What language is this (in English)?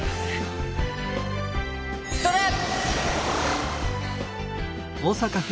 Japanese